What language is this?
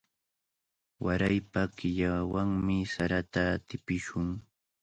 Cajatambo North Lima Quechua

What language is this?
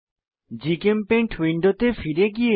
Bangla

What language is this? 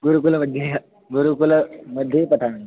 Sanskrit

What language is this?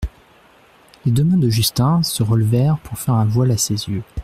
French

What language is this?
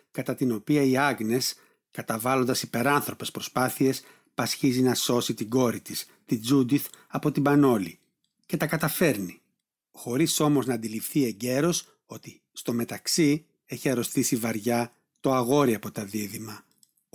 Greek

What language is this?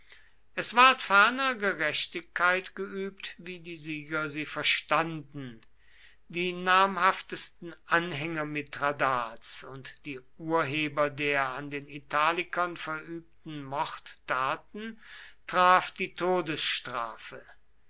German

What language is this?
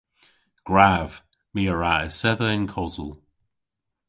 Cornish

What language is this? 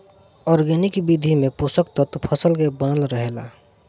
Bhojpuri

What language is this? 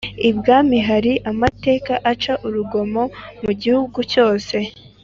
Kinyarwanda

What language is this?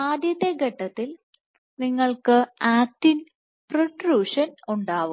Malayalam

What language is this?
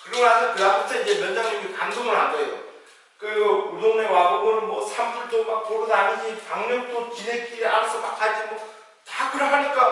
Korean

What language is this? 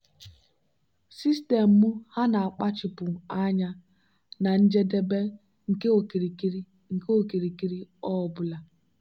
Igbo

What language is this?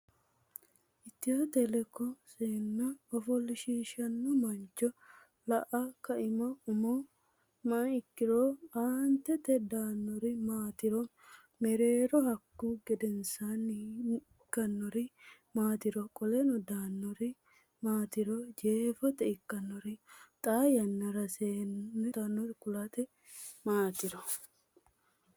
Sidamo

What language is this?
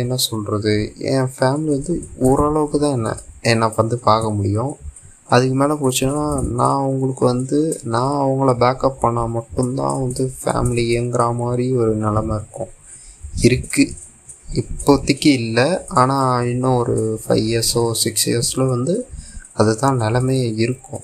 Tamil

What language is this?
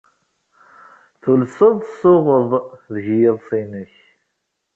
Kabyle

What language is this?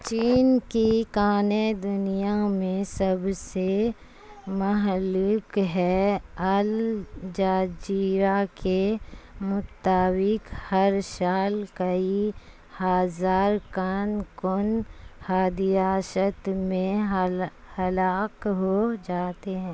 Urdu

